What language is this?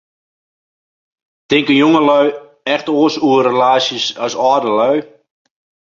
Western Frisian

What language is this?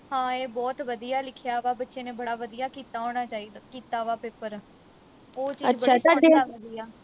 Punjabi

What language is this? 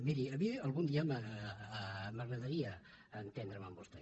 Catalan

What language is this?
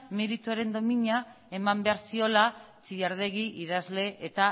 Basque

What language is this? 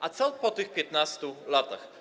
Polish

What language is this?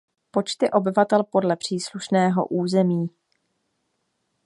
Czech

